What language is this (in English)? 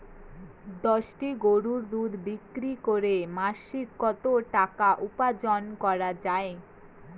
Bangla